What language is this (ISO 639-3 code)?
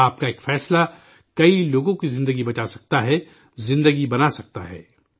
urd